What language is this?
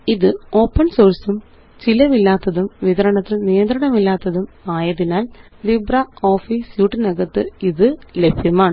Malayalam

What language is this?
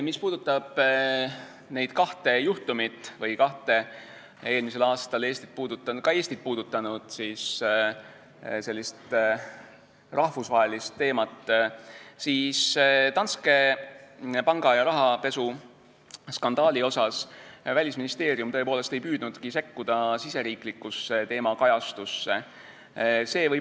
Estonian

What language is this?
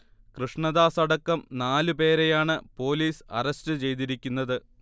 Malayalam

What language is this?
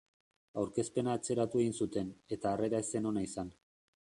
Basque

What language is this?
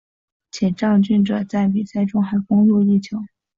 Chinese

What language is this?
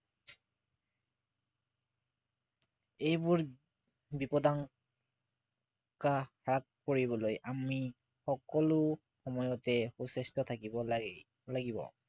Assamese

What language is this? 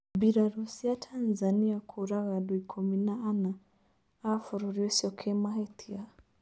Kikuyu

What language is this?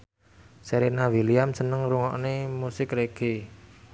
Javanese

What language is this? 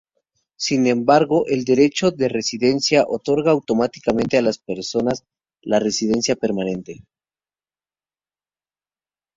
Spanish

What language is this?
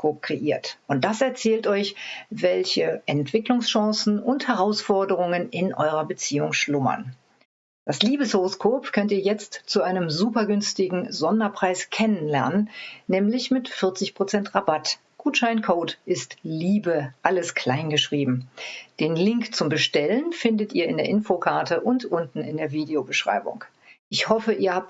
German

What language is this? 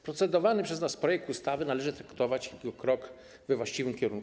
Polish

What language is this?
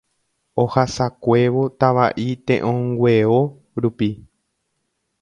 Guarani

